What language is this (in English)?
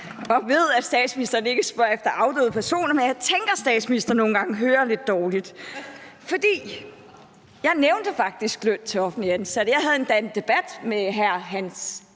Danish